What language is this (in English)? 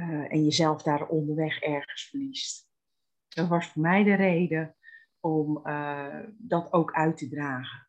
Dutch